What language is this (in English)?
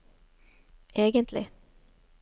Norwegian